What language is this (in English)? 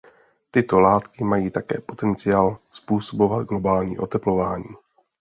Czech